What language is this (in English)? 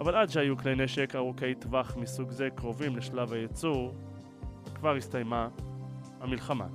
Hebrew